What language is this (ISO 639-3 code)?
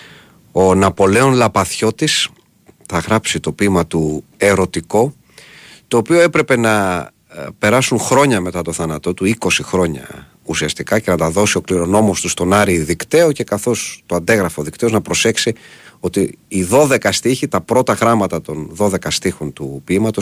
ell